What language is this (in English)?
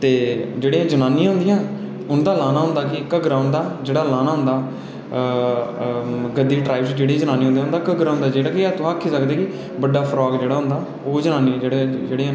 Dogri